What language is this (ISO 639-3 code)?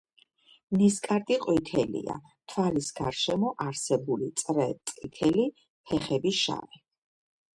kat